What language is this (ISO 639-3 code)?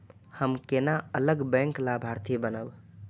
mai